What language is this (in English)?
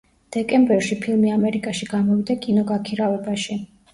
Georgian